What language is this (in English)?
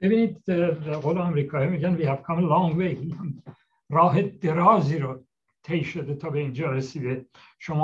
Persian